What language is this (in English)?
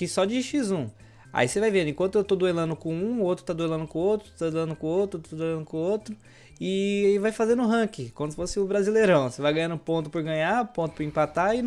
Portuguese